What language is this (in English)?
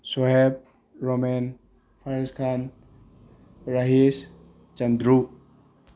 Manipuri